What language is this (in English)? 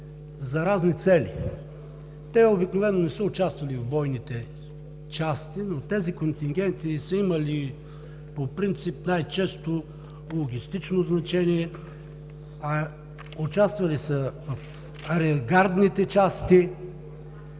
Bulgarian